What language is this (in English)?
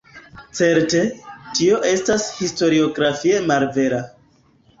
Esperanto